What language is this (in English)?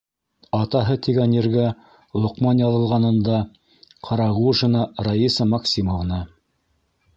Bashkir